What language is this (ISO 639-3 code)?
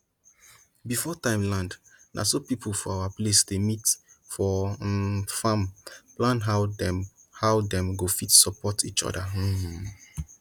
pcm